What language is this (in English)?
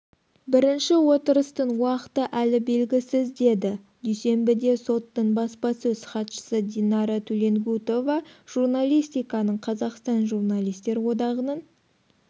Kazakh